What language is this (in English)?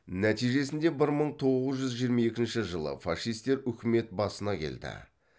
Kazakh